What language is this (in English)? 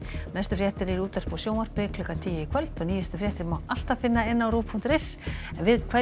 Icelandic